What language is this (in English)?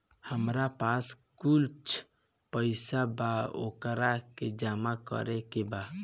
Bhojpuri